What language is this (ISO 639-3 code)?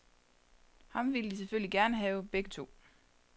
dan